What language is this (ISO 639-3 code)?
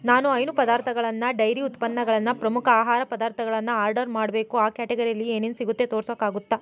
kan